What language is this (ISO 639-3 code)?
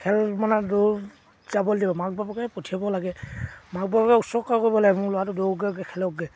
asm